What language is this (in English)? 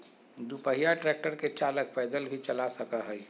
Magahi